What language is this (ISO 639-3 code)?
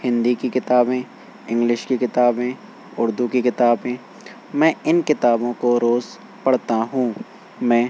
urd